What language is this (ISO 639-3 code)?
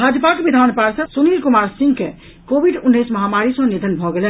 mai